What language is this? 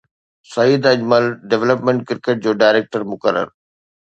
Sindhi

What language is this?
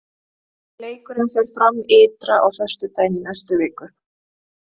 Icelandic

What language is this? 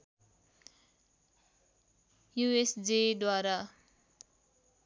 Nepali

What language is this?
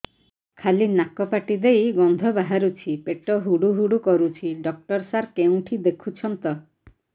Odia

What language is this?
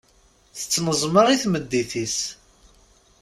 Kabyle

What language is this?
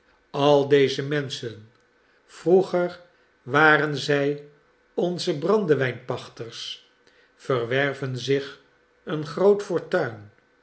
Dutch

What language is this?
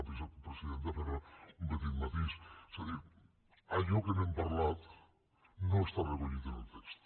Catalan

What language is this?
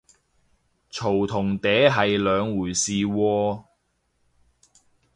Cantonese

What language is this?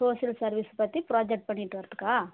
Tamil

